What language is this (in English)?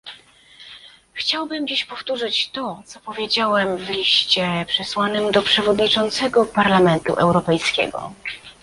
Polish